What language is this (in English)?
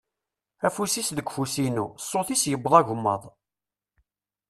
Kabyle